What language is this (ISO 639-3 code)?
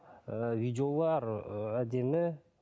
kaz